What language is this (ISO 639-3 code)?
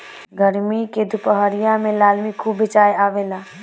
bho